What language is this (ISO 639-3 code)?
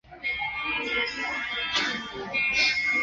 zho